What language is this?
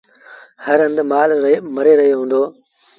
Sindhi Bhil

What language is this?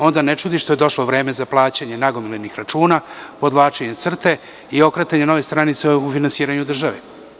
Serbian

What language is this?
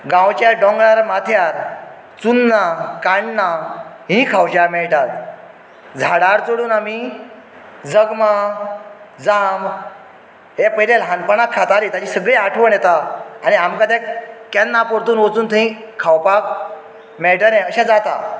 Konkani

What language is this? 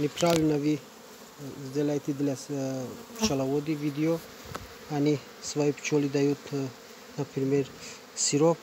Russian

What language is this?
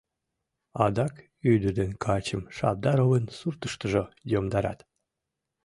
Mari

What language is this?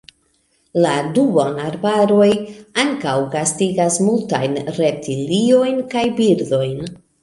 Esperanto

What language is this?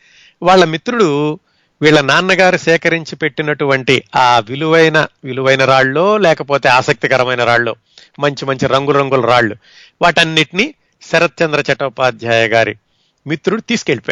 Telugu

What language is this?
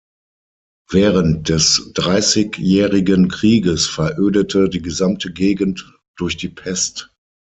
German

